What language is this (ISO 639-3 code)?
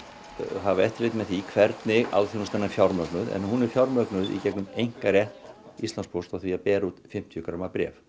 isl